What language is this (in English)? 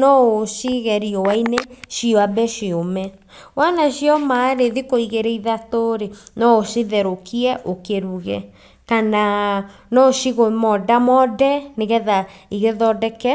Kikuyu